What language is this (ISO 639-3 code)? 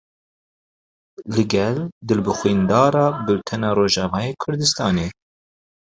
kur